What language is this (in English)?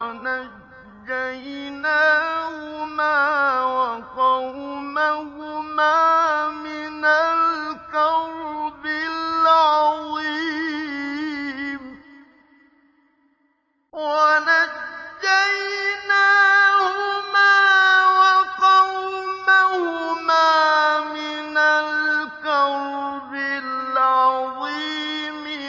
Arabic